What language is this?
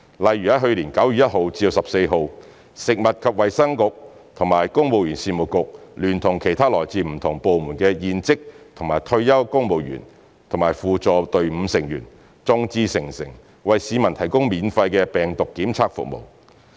Cantonese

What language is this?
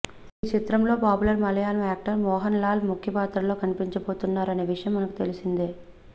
Telugu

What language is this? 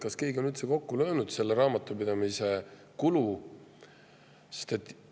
Estonian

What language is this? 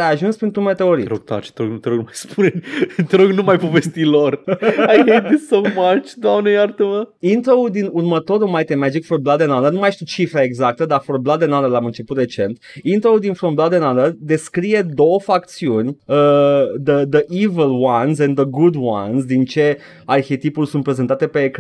Romanian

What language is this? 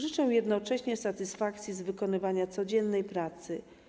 Polish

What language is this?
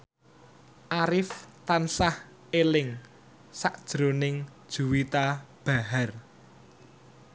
Javanese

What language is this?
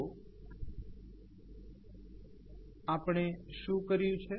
Gujarati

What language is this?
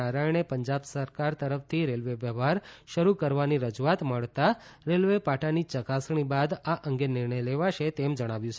Gujarati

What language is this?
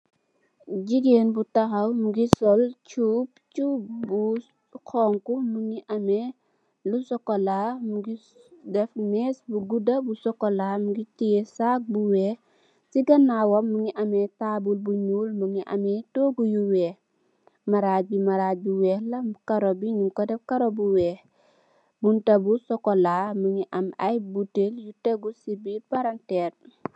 Wolof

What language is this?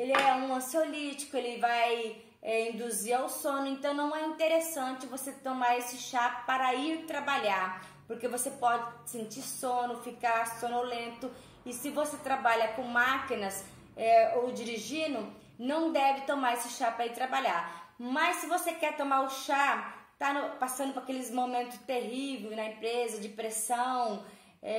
Portuguese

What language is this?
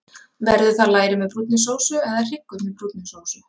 Icelandic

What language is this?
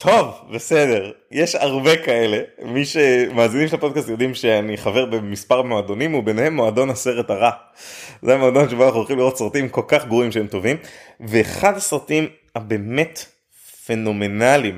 Hebrew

